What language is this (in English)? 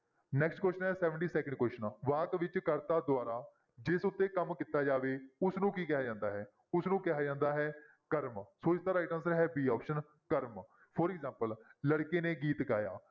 Punjabi